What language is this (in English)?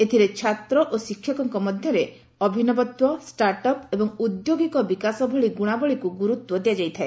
Odia